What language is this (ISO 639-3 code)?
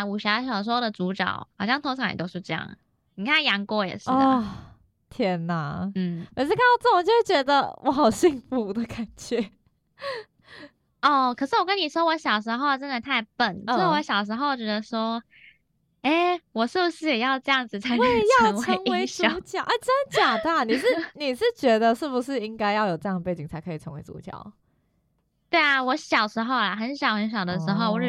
zho